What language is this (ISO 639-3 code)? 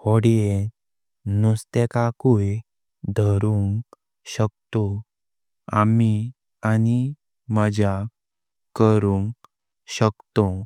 kok